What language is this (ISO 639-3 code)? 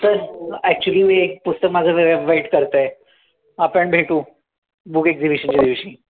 mar